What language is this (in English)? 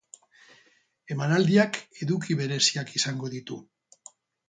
Basque